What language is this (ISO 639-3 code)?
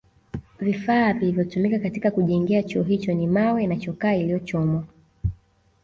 swa